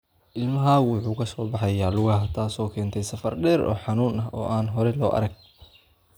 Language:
Somali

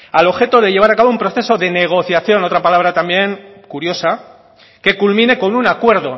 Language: Spanish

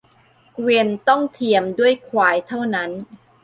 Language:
Thai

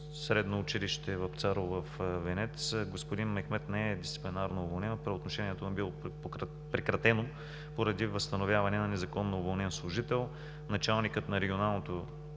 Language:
Bulgarian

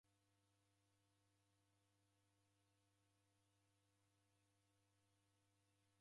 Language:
Taita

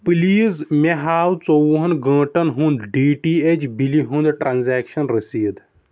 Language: Kashmiri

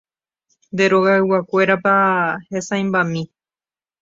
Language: Guarani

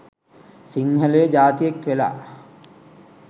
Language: Sinhala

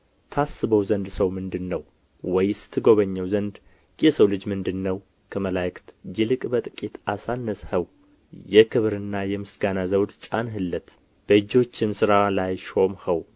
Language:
Amharic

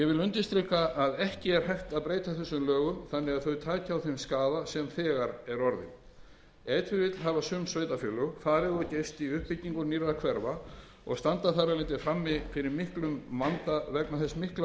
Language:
Icelandic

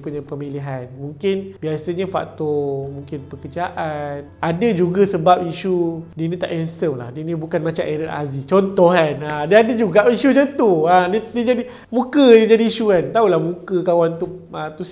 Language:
Malay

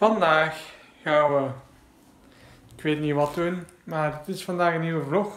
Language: Dutch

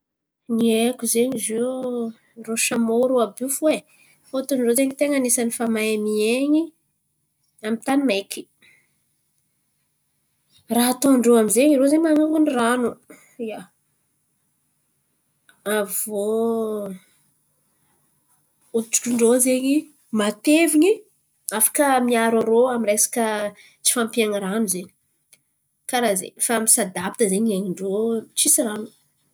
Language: Antankarana Malagasy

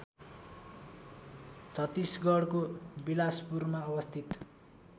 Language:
Nepali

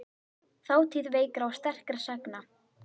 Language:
Icelandic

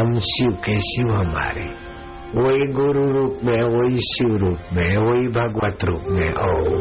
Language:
Hindi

